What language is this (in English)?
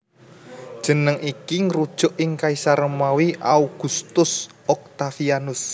Javanese